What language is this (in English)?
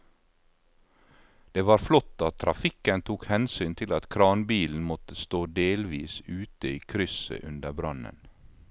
Norwegian